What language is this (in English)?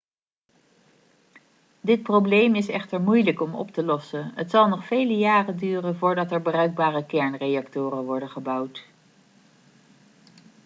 Dutch